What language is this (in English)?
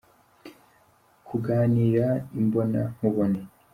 Kinyarwanda